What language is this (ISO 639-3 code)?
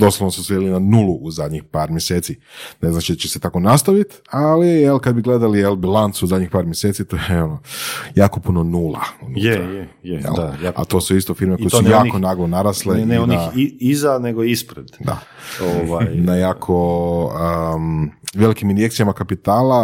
hrv